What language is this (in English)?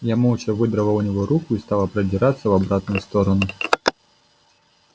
Russian